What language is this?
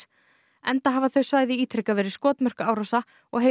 Icelandic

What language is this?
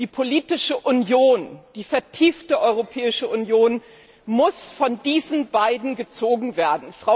German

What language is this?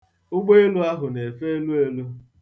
Igbo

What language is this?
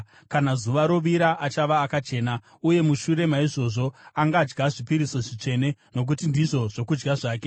Shona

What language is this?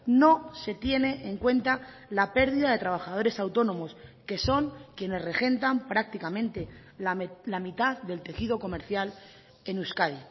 Spanish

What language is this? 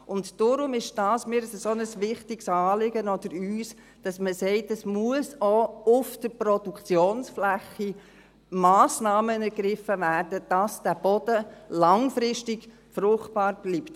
Swiss German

